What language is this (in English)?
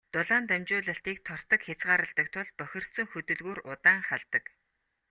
Mongolian